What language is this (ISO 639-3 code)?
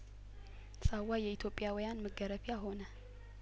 amh